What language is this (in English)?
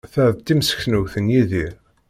Kabyle